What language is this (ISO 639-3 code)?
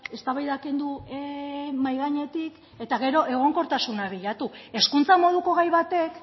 eus